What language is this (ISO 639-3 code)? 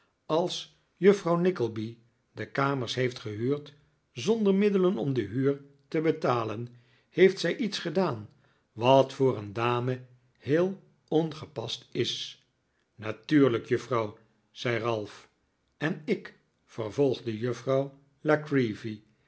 nld